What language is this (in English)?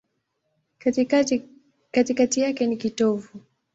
Swahili